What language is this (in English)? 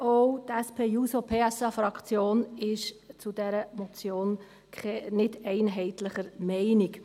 Swiss German